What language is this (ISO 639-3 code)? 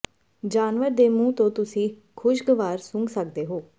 pan